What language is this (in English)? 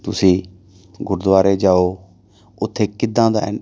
Punjabi